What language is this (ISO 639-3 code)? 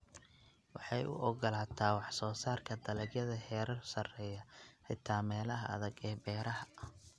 som